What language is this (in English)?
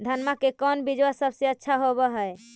Magahi